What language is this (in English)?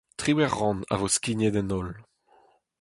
Breton